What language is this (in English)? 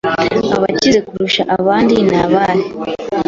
Kinyarwanda